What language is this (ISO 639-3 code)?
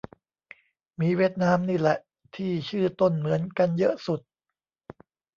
tha